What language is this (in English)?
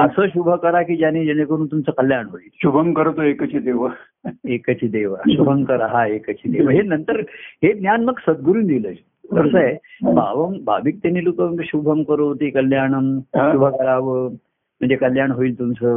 Marathi